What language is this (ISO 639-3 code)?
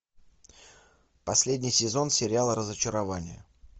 rus